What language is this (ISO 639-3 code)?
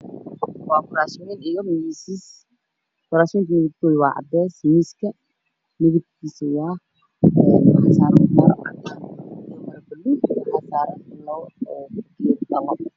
som